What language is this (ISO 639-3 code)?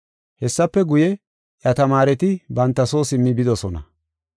gof